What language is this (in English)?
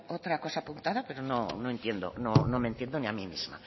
Spanish